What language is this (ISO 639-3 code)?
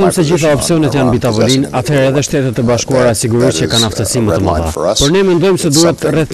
lit